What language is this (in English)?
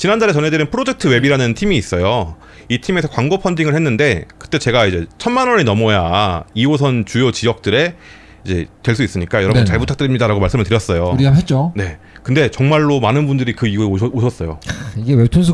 Korean